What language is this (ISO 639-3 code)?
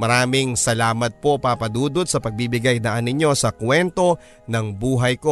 fil